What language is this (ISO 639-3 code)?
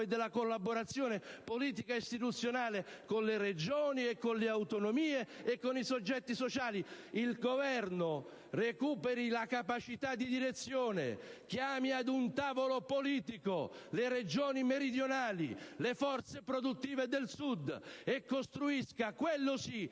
ita